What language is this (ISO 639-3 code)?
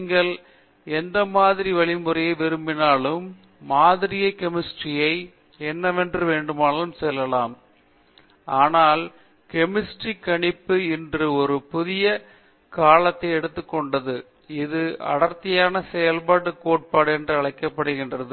tam